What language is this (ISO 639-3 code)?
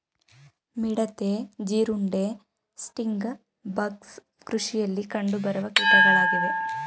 kan